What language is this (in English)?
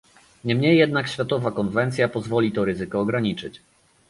Polish